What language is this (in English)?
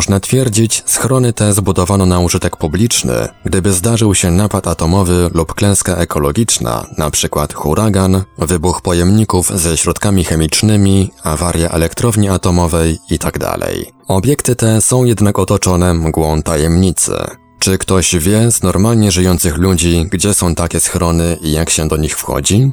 Polish